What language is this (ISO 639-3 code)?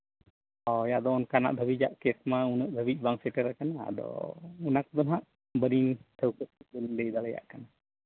sat